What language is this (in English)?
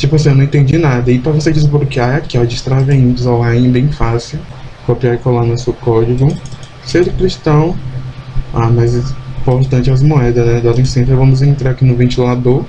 Portuguese